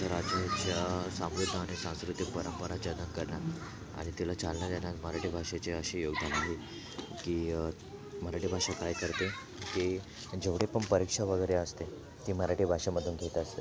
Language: Marathi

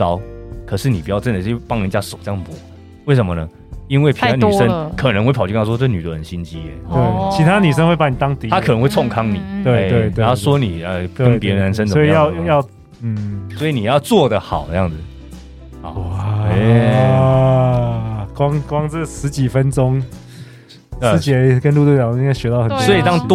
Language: Chinese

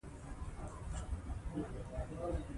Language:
Pashto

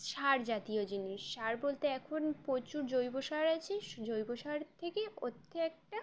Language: Bangla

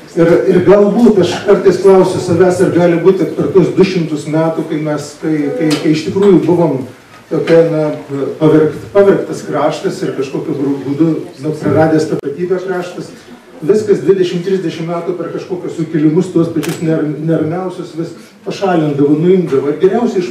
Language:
Lithuanian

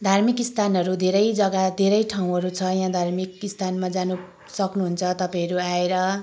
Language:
Nepali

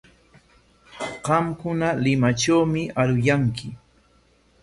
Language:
Corongo Ancash Quechua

